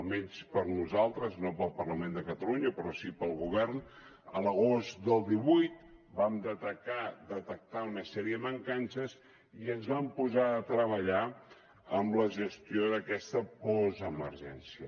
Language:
Catalan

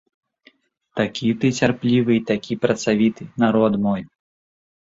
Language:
Belarusian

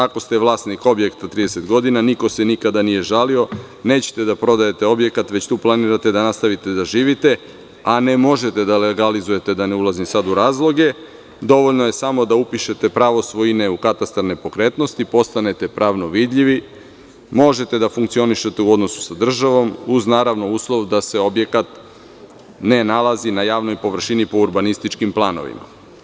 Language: Serbian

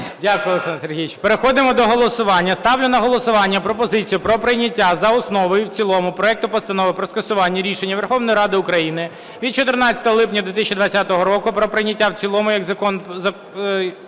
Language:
Ukrainian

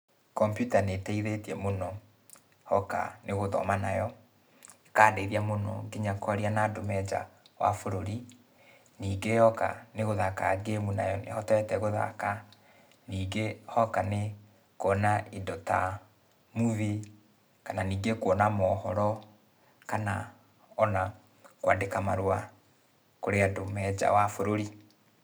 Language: Kikuyu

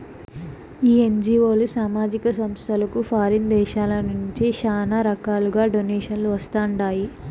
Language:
Telugu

